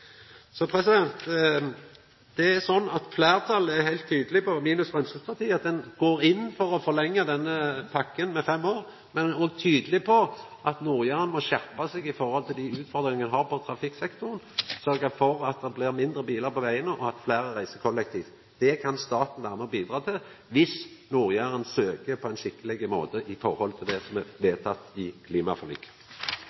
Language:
Norwegian Nynorsk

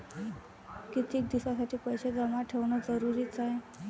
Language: Marathi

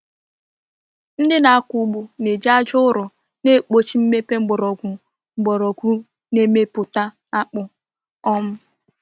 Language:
Igbo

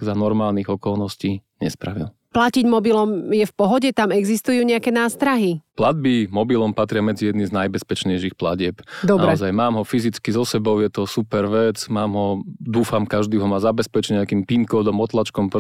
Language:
Slovak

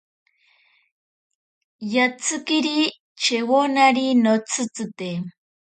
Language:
Ashéninka Perené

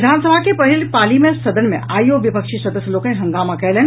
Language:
Maithili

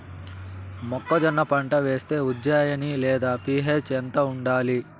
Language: Telugu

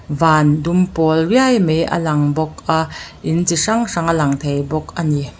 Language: Mizo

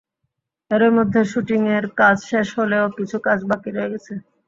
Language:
Bangla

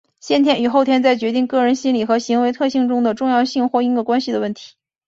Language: Chinese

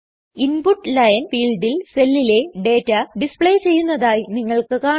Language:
Malayalam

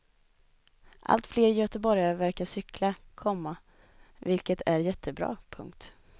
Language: Swedish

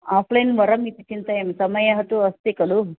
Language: Sanskrit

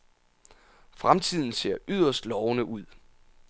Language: Danish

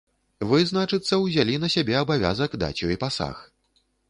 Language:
Belarusian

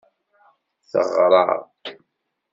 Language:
Kabyle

